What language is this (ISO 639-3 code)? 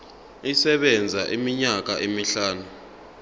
zul